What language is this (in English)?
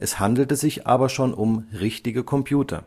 German